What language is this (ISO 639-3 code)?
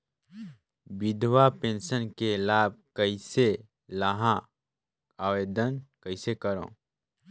hne